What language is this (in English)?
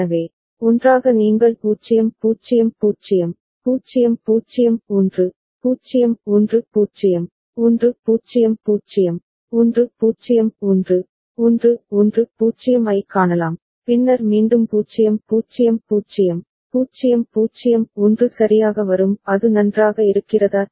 Tamil